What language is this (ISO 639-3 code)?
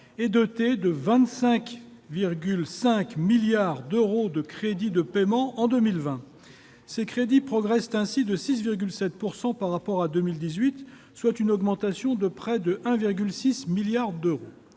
fra